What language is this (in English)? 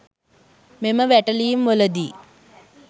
Sinhala